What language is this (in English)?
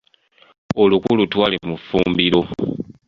Ganda